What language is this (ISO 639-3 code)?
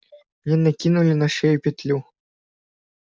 rus